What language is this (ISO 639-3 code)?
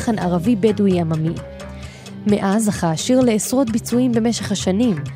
heb